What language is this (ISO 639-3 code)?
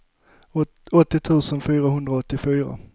swe